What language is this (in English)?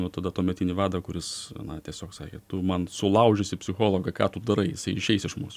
Lithuanian